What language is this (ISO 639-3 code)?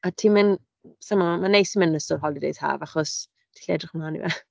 cym